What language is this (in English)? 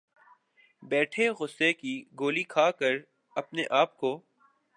Urdu